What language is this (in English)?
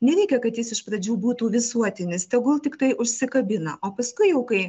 Lithuanian